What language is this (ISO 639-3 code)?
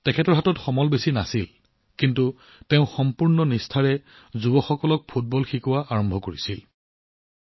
asm